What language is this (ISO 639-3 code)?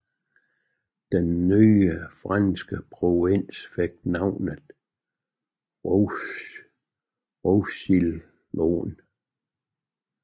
dan